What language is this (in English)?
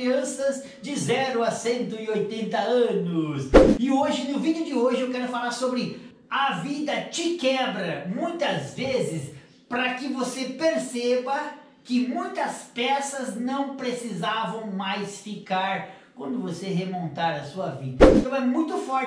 Portuguese